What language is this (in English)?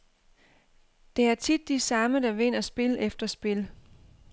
Danish